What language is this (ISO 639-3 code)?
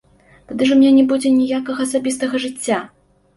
bel